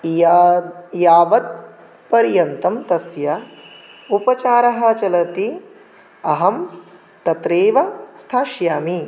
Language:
Sanskrit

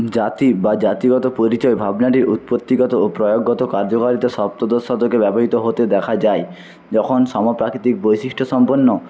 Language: Bangla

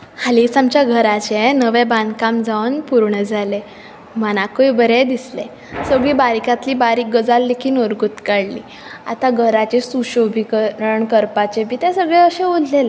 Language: Konkani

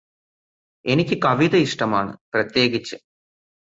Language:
Malayalam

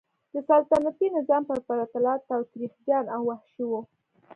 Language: Pashto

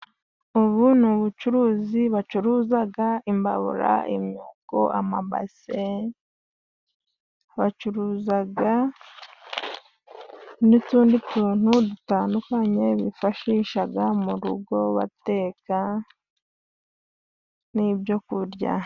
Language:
Kinyarwanda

